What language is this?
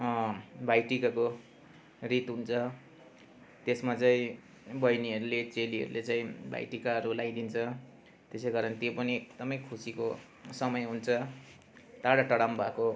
Nepali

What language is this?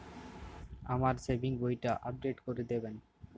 Bangla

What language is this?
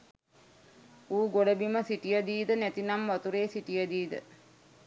Sinhala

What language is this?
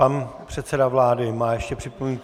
Czech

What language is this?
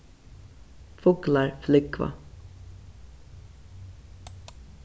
Faroese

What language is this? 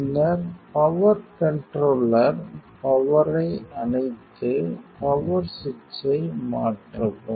Tamil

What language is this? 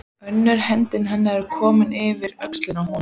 Icelandic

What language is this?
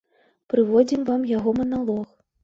Belarusian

